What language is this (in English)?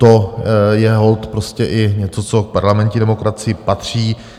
Czech